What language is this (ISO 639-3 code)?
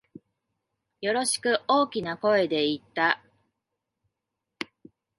jpn